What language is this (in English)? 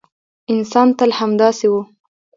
Pashto